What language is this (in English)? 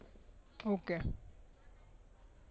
Gujarati